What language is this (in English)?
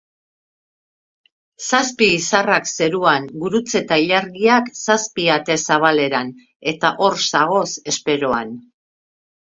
Basque